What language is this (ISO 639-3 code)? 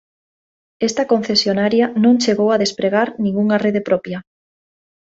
glg